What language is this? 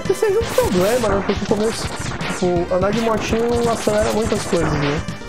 Portuguese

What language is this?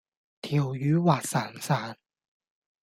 Cantonese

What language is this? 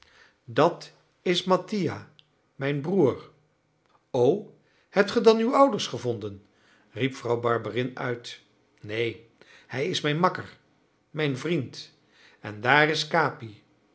Dutch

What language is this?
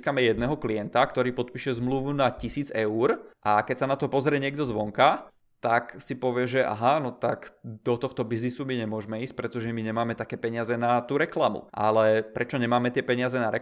Czech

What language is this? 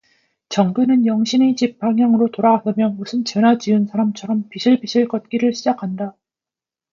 Korean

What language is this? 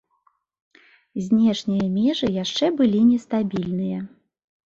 Belarusian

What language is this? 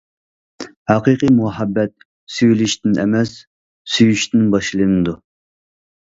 Uyghur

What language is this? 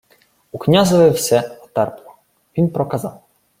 Ukrainian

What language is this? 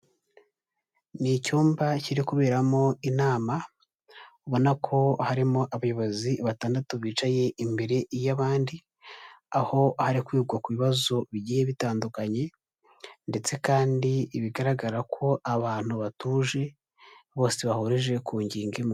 Kinyarwanda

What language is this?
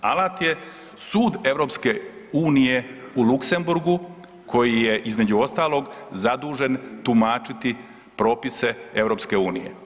Croatian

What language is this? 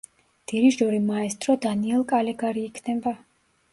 Georgian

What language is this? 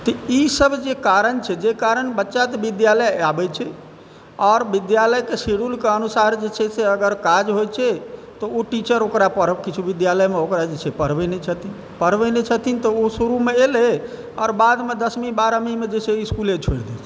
Maithili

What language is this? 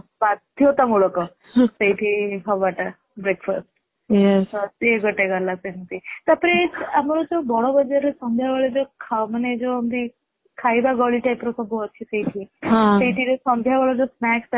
Odia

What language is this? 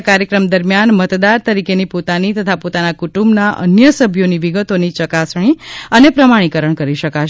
Gujarati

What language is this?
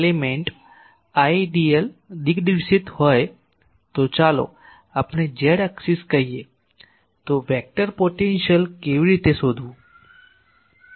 Gujarati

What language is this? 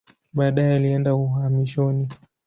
Swahili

